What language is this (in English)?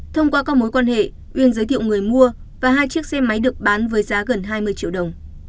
Vietnamese